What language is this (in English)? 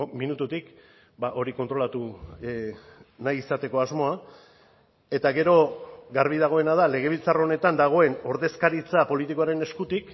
Basque